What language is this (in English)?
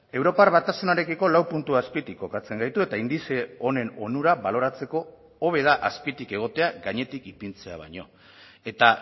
Basque